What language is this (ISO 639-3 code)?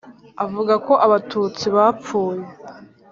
kin